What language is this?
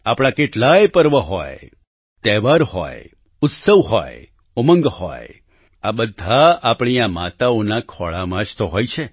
Gujarati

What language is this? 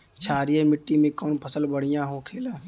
Bhojpuri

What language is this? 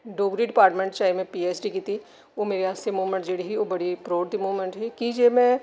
Dogri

